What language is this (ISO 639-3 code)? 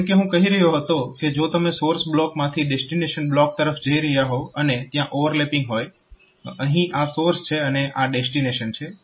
guj